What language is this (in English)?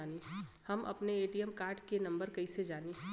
Bhojpuri